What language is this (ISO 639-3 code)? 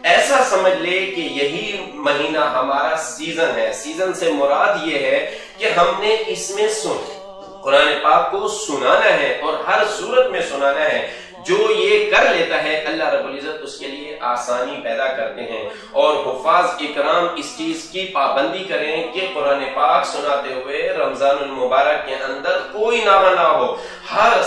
tur